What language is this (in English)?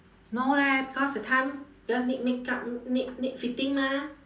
English